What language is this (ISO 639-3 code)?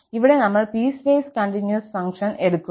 mal